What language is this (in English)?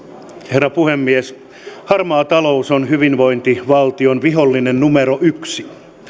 Finnish